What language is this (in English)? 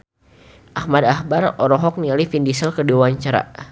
Sundanese